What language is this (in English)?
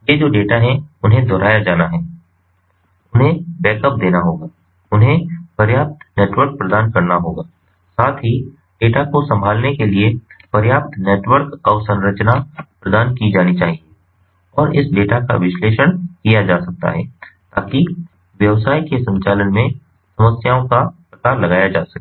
Hindi